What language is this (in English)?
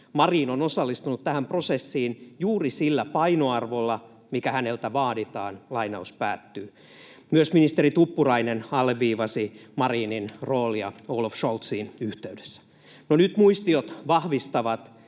Finnish